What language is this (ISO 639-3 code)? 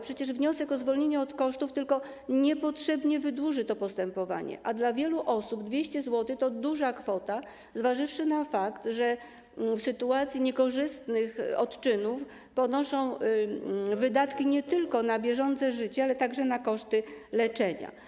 pol